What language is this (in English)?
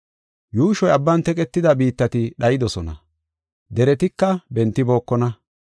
Gofa